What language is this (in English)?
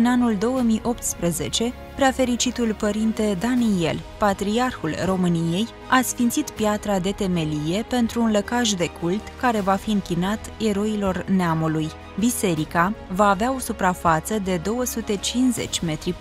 Romanian